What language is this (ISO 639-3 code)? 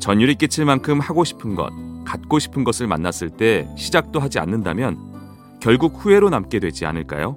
kor